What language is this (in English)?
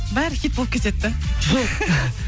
Kazakh